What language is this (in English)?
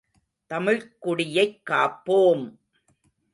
Tamil